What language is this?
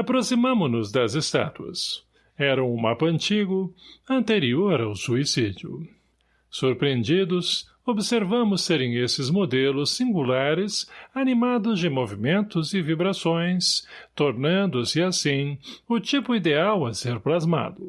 Portuguese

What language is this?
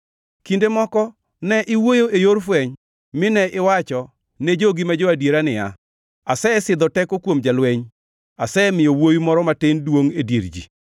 Luo (Kenya and Tanzania)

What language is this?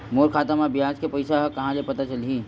Chhattisgarhi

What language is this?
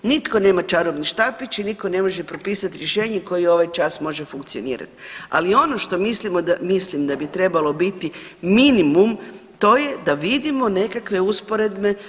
Croatian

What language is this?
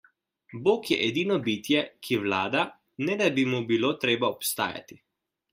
Slovenian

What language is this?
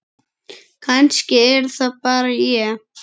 Icelandic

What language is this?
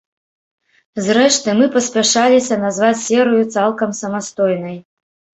Belarusian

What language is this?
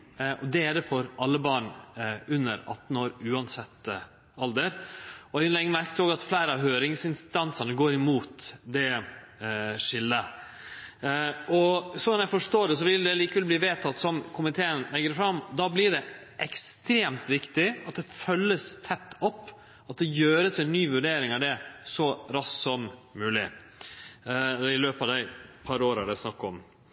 Norwegian Nynorsk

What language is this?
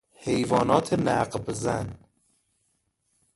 Persian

